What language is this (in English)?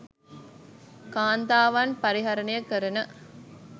Sinhala